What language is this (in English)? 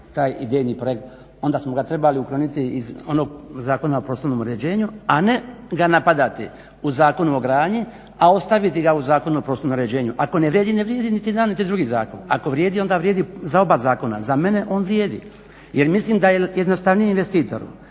Croatian